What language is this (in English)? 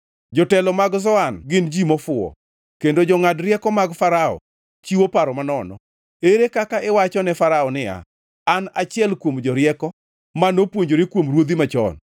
Luo (Kenya and Tanzania)